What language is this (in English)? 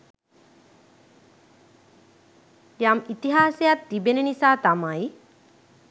Sinhala